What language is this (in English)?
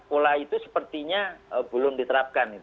Indonesian